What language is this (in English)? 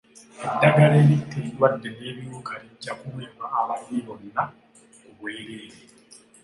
Ganda